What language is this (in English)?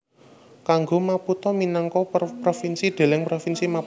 Javanese